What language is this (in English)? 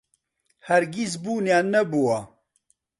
Central Kurdish